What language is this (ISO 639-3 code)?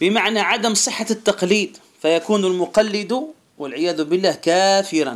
ara